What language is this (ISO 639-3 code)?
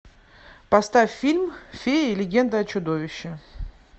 rus